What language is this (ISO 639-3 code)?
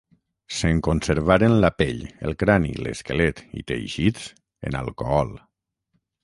cat